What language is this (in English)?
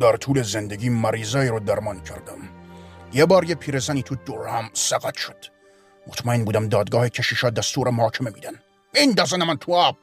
Persian